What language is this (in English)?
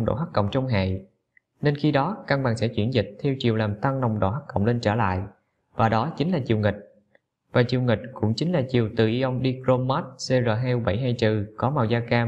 Vietnamese